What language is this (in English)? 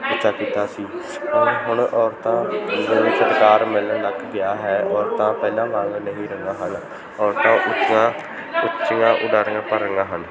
Punjabi